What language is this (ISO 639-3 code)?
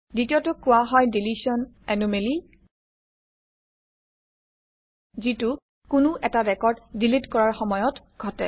asm